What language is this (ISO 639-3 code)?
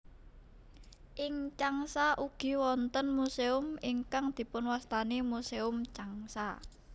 jav